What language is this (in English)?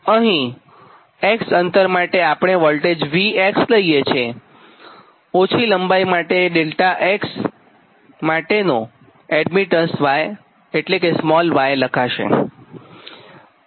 Gujarati